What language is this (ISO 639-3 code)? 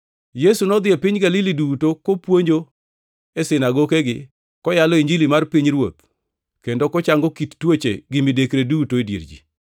luo